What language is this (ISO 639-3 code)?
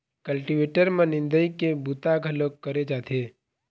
hne